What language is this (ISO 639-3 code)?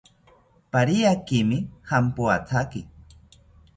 cpy